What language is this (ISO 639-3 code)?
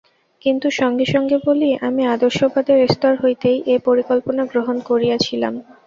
ben